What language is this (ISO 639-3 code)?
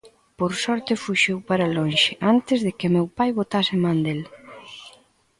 glg